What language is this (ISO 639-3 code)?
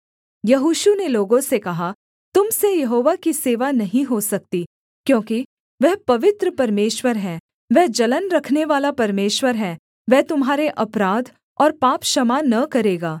hin